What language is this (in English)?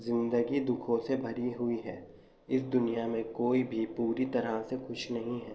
Urdu